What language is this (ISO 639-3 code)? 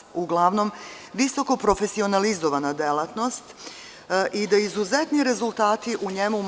srp